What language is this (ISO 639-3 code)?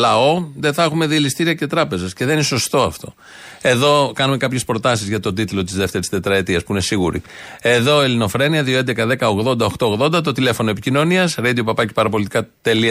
ell